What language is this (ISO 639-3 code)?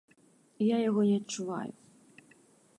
bel